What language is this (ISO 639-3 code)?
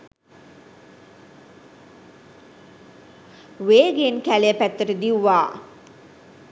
sin